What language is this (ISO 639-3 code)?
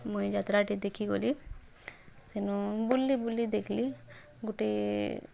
ori